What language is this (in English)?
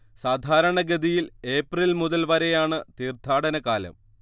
Malayalam